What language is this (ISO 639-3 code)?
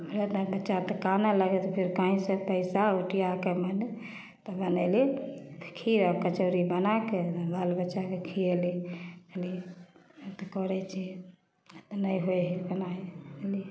mai